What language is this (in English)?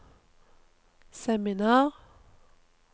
Norwegian